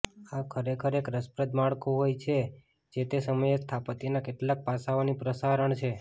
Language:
Gujarati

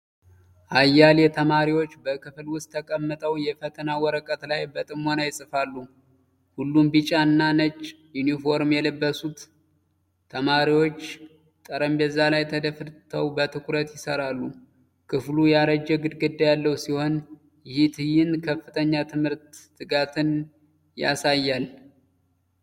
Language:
Amharic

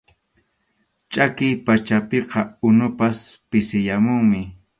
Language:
Arequipa-La Unión Quechua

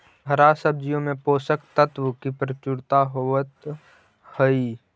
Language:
Magahi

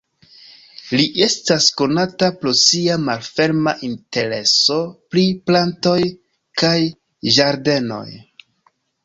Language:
Esperanto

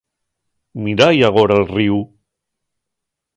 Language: Asturian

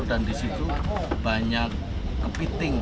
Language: Indonesian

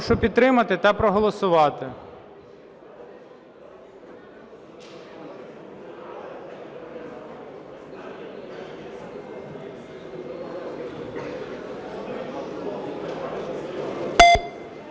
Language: Ukrainian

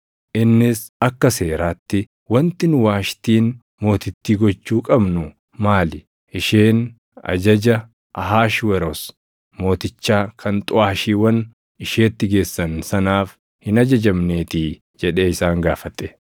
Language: Oromo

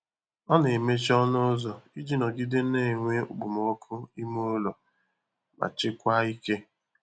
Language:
Igbo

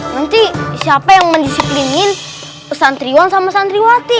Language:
Indonesian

